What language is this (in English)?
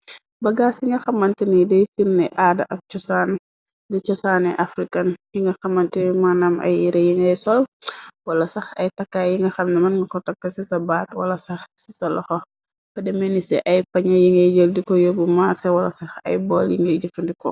Wolof